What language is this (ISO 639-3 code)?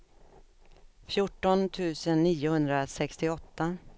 swe